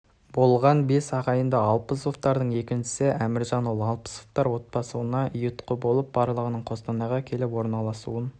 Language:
Kazakh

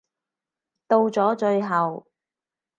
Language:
Cantonese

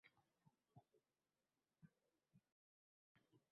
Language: Uzbek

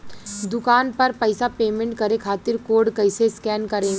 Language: Bhojpuri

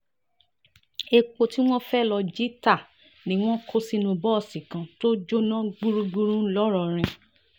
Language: Yoruba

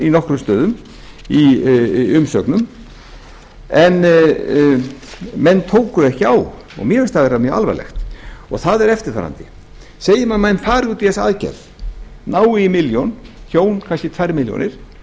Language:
Icelandic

